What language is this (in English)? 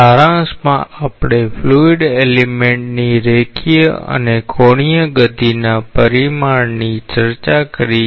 Gujarati